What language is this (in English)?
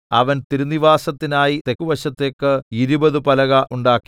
Malayalam